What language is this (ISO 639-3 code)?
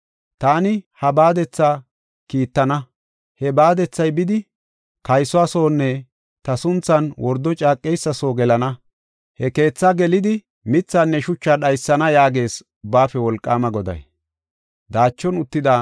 gof